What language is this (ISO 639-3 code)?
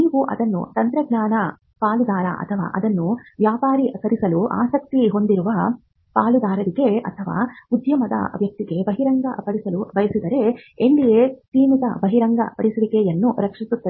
kan